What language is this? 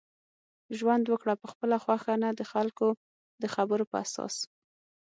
Pashto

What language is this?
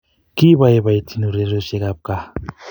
Kalenjin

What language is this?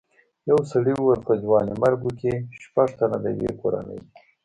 Pashto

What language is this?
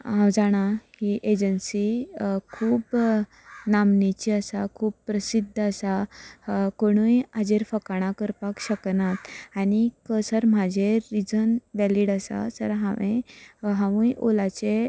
Konkani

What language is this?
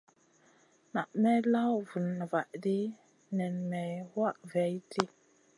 Masana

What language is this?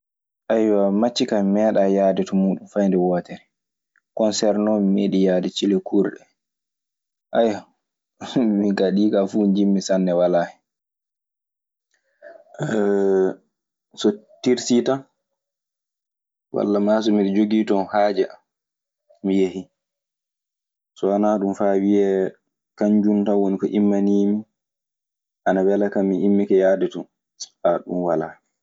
Maasina Fulfulde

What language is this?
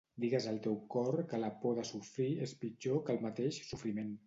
Catalan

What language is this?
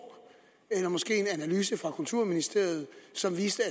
Danish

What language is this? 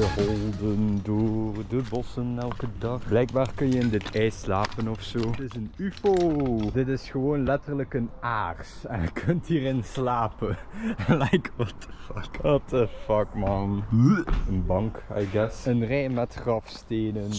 Dutch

